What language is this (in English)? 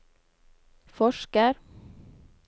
Norwegian